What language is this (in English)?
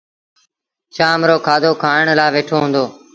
Sindhi Bhil